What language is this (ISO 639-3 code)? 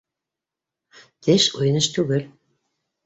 bak